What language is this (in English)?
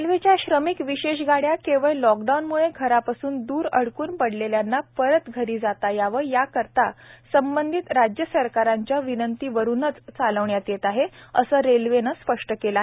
Marathi